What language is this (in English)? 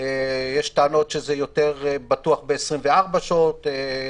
Hebrew